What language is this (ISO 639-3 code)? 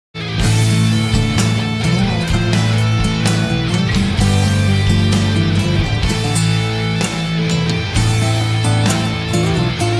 ind